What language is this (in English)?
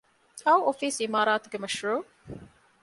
Divehi